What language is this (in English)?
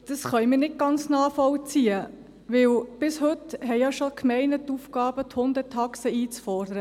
Swiss German